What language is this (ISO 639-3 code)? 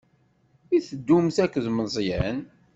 kab